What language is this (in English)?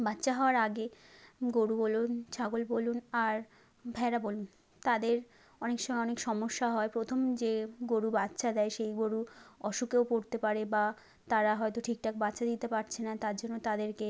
Bangla